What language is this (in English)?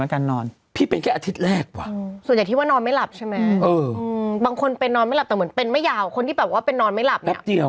Thai